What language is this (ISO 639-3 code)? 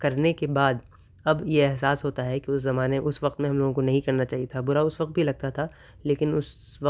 urd